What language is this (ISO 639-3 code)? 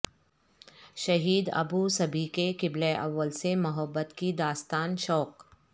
urd